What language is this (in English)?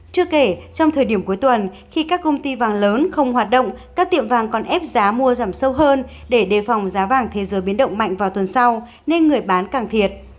Vietnamese